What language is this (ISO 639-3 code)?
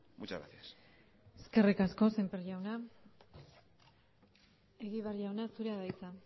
eus